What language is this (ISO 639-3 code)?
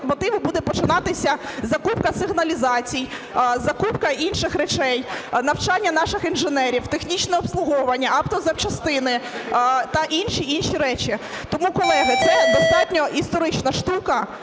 ukr